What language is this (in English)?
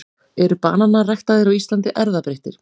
Icelandic